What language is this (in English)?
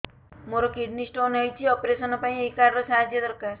Odia